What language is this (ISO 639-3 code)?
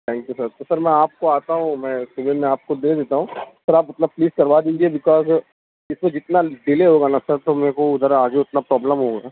urd